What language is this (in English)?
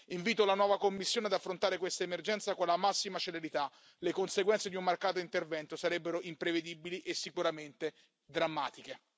Italian